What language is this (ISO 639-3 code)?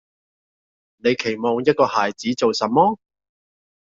yue